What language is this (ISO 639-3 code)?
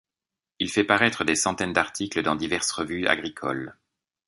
fra